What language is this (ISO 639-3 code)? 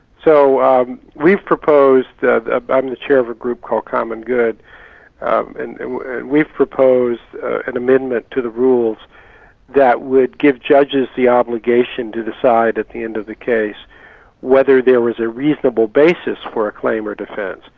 eng